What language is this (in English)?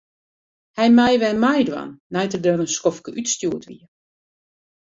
Western Frisian